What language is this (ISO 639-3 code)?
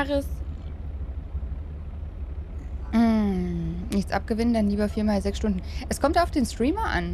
deu